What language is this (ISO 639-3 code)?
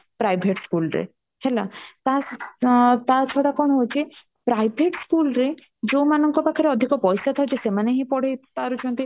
ori